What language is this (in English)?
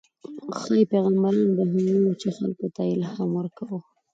Pashto